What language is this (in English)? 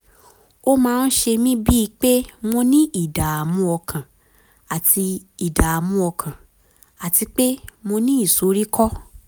Yoruba